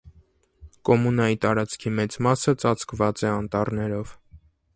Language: Armenian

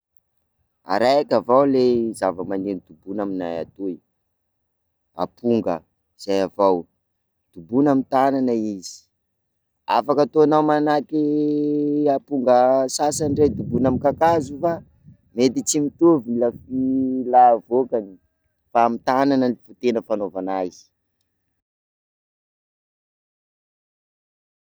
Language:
Sakalava Malagasy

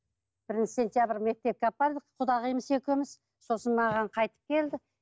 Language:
Kazakh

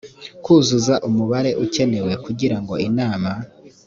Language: Kinyarwanda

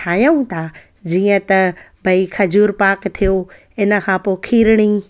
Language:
Sindhi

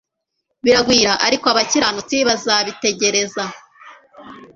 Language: Kinyarwanda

